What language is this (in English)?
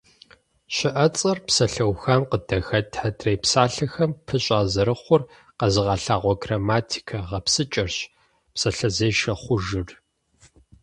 Kabardian